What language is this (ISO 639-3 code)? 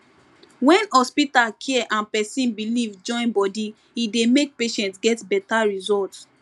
pcm